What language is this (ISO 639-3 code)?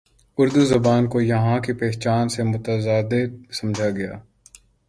urd